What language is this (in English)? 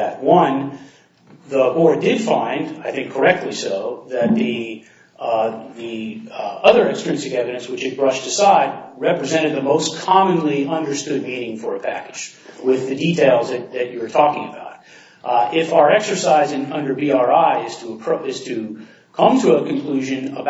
English